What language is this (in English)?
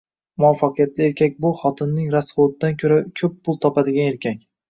Uzbek